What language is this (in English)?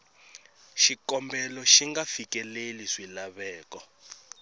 Tsonga